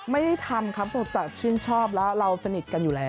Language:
Thai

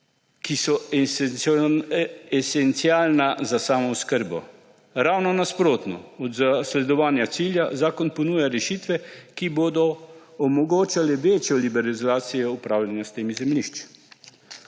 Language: Slovenian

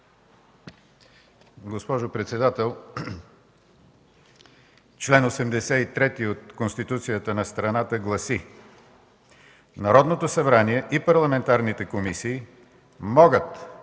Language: Bulgarian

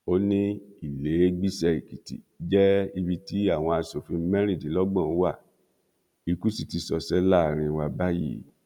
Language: Yoruba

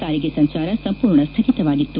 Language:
Kannada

